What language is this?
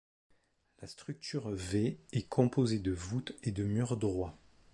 French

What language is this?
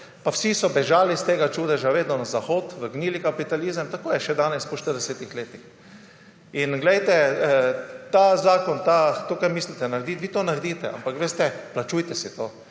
Slovenian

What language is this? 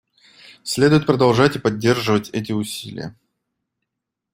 Russian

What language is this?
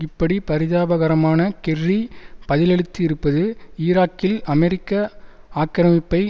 Tamil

